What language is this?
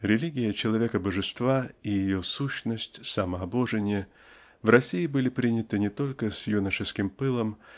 Russian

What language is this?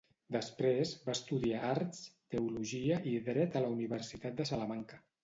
Catalan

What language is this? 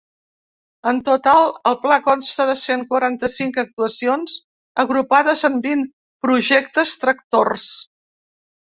Catalan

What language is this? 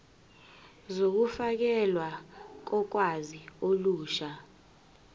Zulu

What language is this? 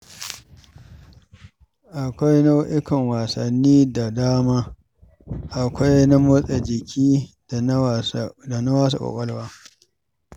Hausa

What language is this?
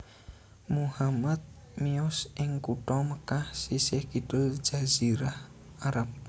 Javanese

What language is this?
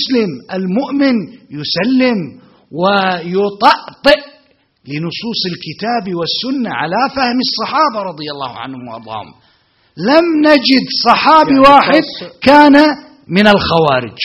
Arabic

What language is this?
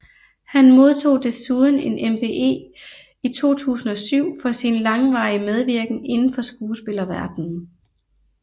Danish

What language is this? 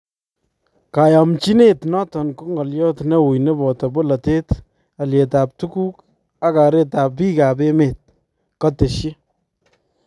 Kalenjin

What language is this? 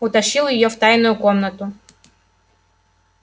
Russian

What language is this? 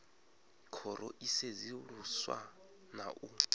Venda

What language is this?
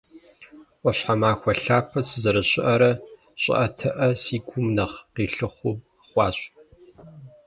Kabardian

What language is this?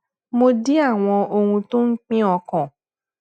Yoruba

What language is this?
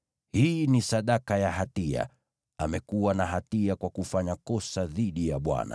Swahili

